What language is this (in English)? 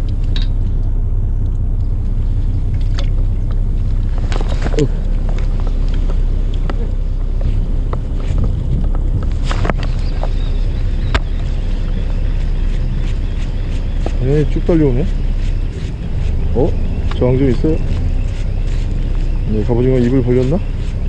Korean